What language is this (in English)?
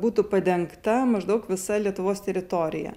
Lithuanian